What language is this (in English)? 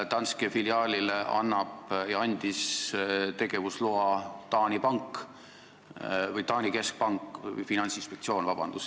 Estonian